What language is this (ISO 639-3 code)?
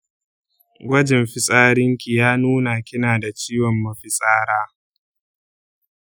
hau